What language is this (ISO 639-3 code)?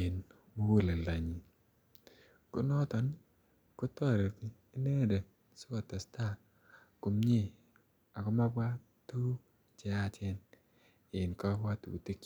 kln